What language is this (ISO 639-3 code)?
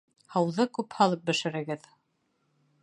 bak